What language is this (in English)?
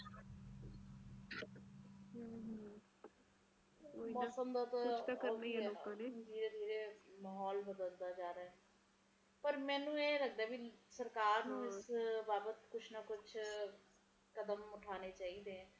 Punjabi